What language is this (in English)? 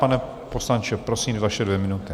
Czech